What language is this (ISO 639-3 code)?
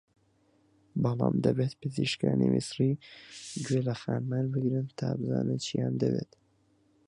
ckb